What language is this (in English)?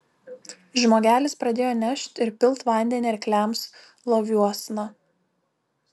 Lithuanian